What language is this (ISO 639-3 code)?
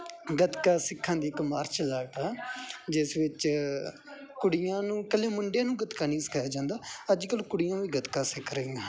pan